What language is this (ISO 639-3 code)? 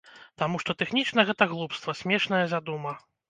bel